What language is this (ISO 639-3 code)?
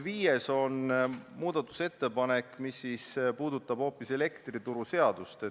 est